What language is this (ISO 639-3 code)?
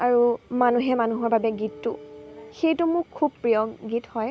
asm